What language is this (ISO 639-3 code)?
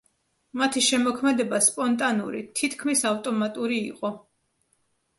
kat